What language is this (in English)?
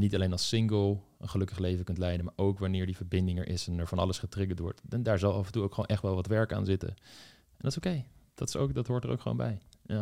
Dutch